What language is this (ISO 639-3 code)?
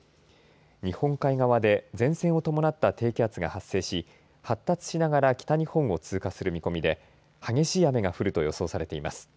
jpn